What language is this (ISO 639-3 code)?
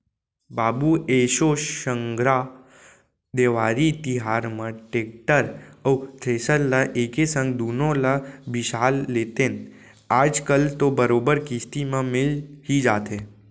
hne